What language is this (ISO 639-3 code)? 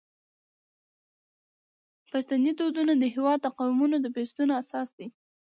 pus